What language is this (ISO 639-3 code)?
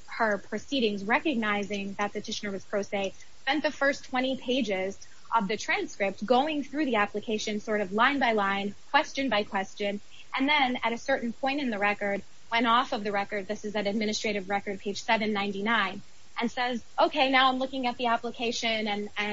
eng